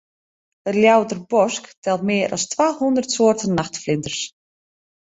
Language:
Western Frisian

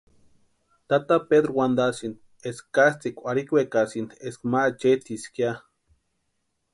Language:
Western Highland Purepecha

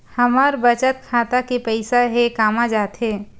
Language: Chhattisgarhi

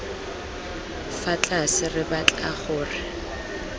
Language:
Tswana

